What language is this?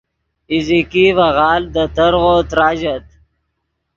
Yidgha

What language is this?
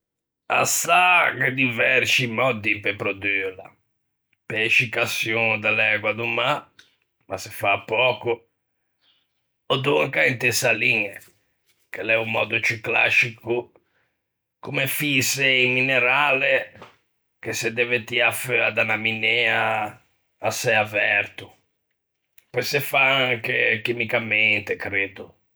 Ligurian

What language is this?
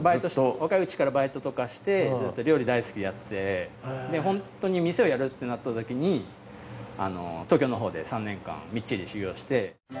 Japanese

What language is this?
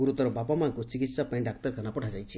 Odia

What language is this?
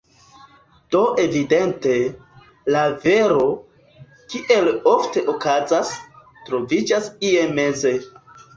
Esperanto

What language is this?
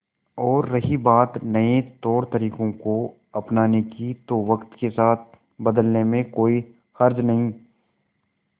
Hindi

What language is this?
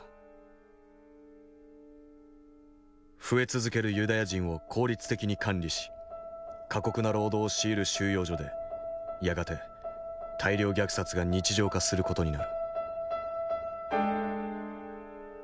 Japanese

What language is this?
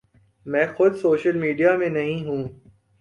Urdu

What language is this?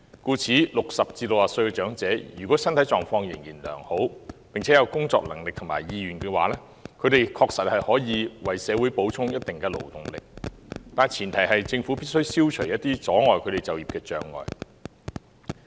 Cantonese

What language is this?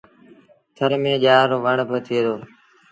Sindhi Bhil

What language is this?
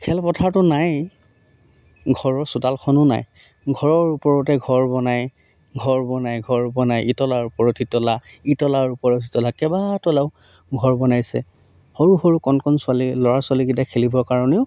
Assamese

